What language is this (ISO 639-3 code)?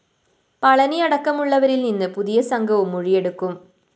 mal